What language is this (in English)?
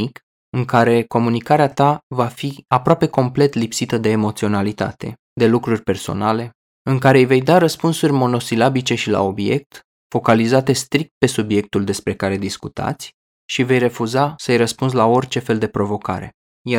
Romanian